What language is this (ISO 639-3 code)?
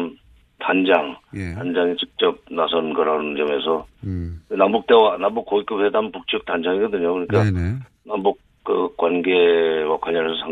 kor